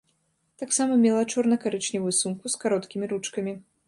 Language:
Belarusian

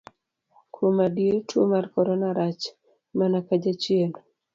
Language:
Luo (Kenya and Tanzania)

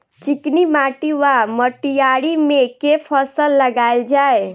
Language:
Maithili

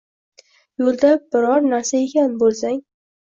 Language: Uzbek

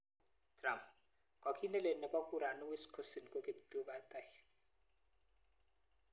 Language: Kalenjin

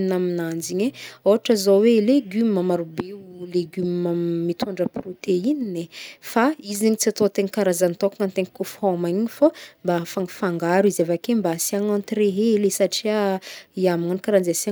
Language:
Northern Betsimisaraka Malagasy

